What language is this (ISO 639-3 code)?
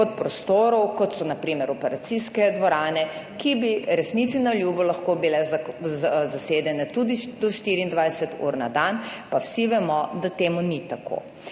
slv